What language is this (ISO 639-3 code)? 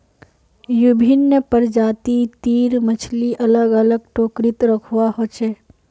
mag